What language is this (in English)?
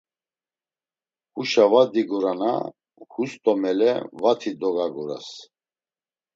Laz